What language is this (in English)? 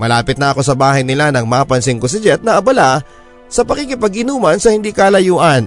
Filipino